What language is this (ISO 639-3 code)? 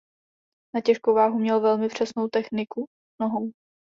ces